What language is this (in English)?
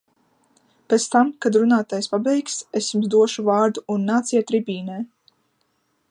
Latvian